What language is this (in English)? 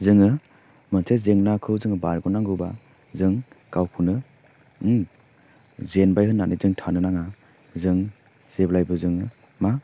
Bodo